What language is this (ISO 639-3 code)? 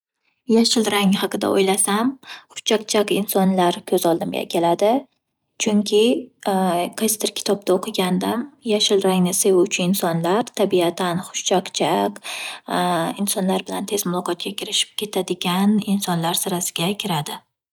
uzb